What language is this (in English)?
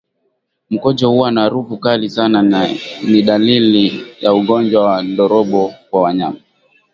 Swahili